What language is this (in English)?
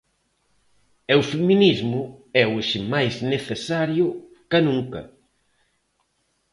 Galician